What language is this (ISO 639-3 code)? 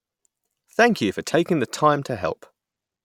eng